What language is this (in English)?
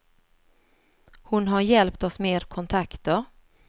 Swedish